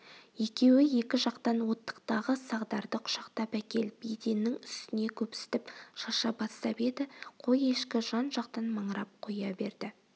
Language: Kazakh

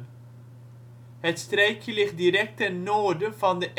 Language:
Dutch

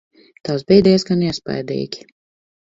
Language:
Latvian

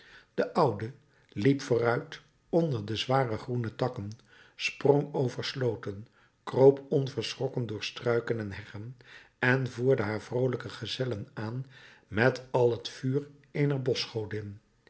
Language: Dutch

